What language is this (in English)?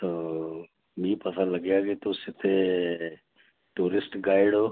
Dogri